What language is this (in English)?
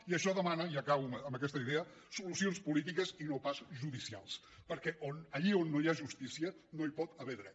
Catalan